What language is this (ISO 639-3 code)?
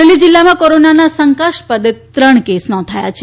guj